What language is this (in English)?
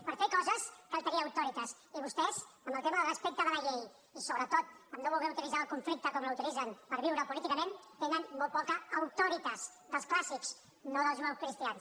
Catalan